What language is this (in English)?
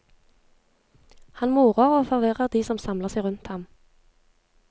Norwegian